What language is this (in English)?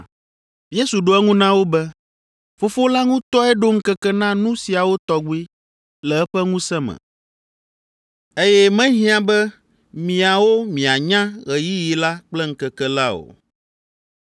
Ewe